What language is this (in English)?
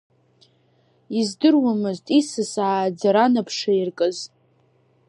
Abkhazian